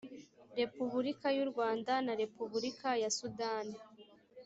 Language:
Kinyarwanda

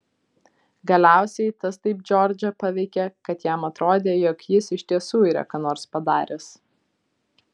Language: Lithuanian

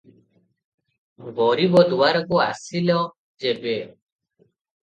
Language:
Odia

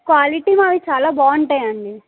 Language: Telugu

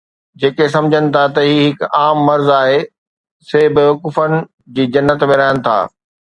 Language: Sindhi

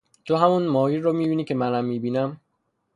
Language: Persian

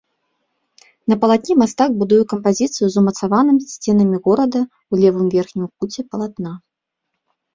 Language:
Belarusian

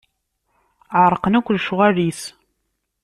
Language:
Kabyle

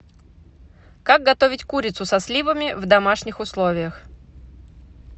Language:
Russian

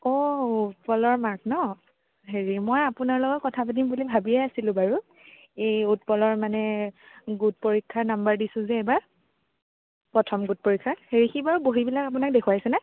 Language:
Assamese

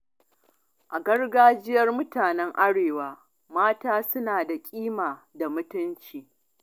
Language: Hausa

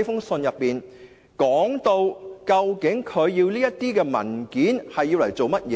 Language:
Cantonese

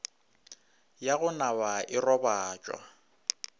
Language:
Northern Sotho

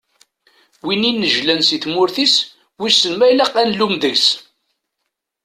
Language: Kabyle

